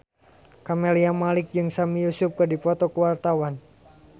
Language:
Sundanese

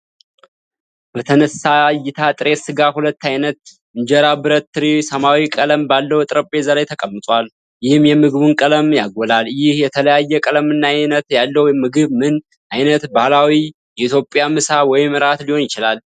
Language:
Amharic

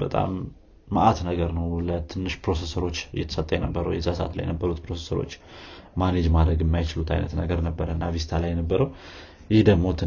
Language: Amharic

